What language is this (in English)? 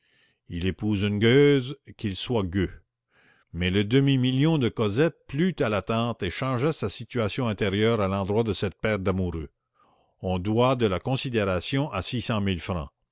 French